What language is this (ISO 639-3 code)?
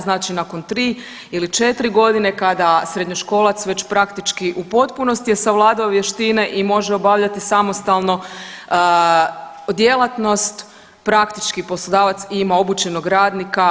hrv